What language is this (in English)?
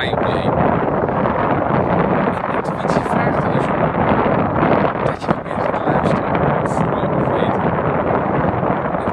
Dutch